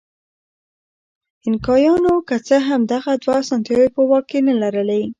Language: Pashto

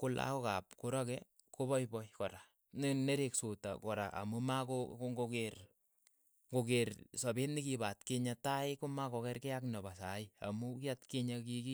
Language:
Keiyo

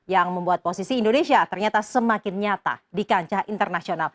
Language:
Indonesian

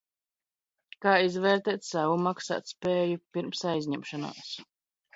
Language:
Latvian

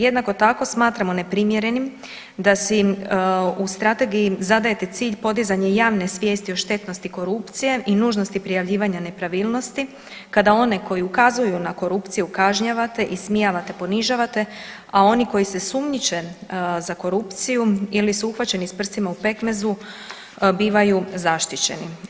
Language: Croatian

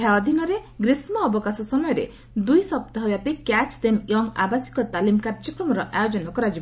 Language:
Odia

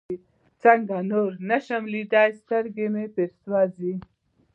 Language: Pashto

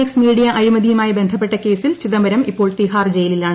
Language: Malayalam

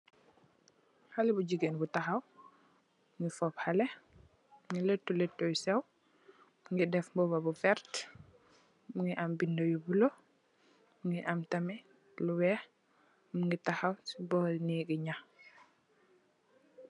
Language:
Wolof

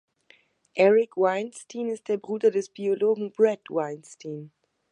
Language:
German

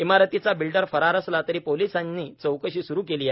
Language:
Marathi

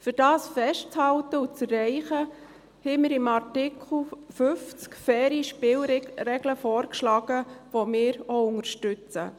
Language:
Swiss German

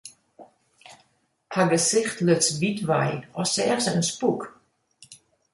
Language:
Western Frisian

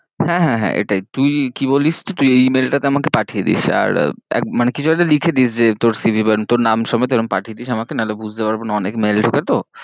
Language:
Bangla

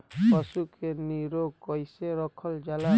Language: Bhojpuri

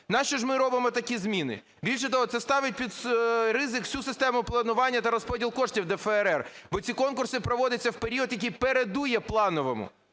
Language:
Ukrainian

